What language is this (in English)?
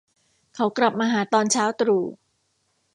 Thai